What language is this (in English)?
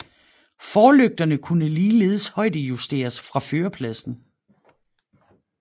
Danish